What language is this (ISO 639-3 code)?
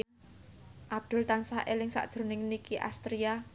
jav